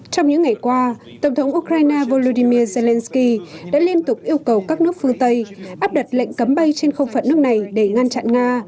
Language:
Vietnamese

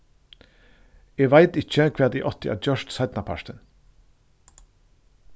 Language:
Faroese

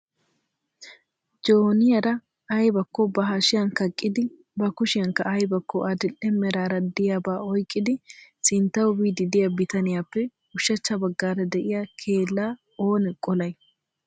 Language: Wolaytta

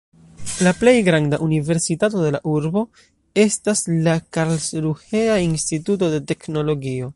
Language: Esperanto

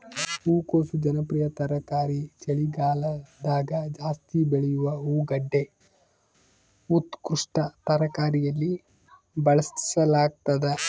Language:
Kannada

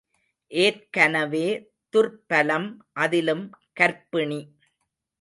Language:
Tamil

